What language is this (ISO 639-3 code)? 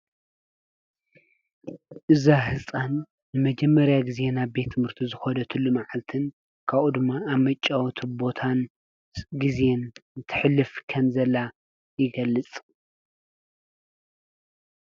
tir